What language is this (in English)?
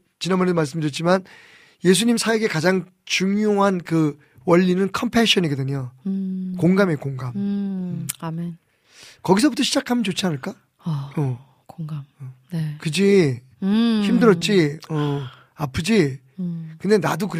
Korean